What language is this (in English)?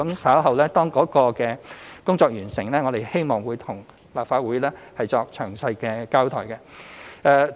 Cantonese